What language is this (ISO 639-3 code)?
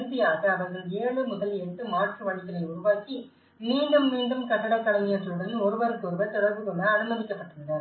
tam